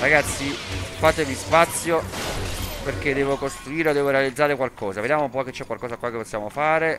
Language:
Italian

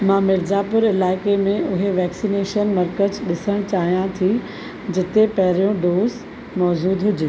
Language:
Sindhi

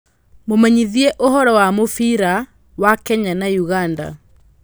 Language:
Kikuyu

